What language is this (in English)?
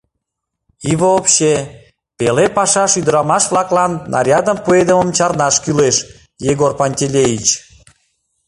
Mari